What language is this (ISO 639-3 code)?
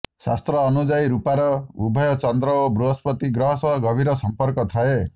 ori